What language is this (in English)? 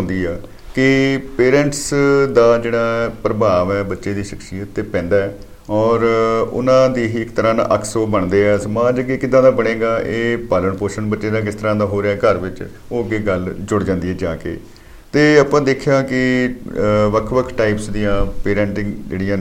Punjabi